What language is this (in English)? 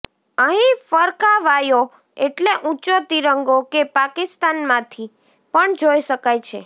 Gujarati